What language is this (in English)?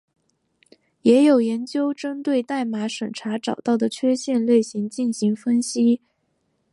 Chinese